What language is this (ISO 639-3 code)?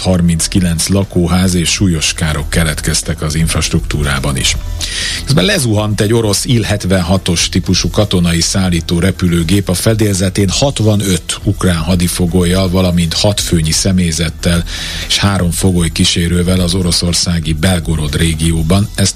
hun